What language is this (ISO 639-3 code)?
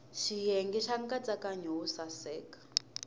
tso